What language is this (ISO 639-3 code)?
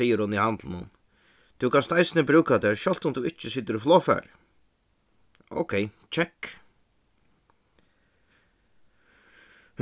fao